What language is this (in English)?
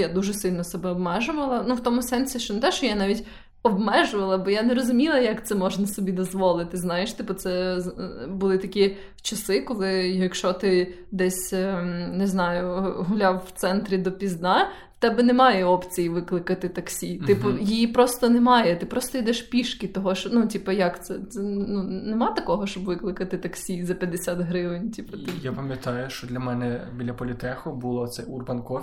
Ukrainian